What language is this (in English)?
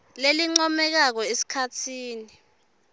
Swati